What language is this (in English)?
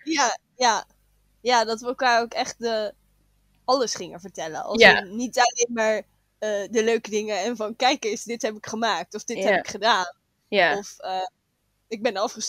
Dutch